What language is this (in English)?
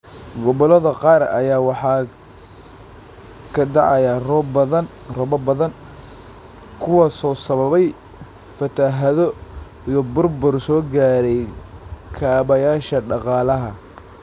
Somali